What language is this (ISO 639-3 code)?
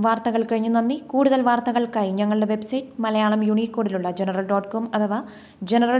mal